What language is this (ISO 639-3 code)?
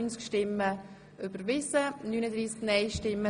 gsw